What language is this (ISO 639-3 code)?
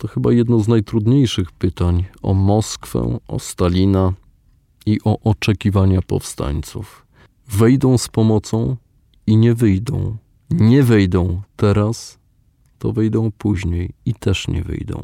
pol